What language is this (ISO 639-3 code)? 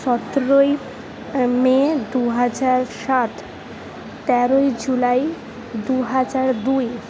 ben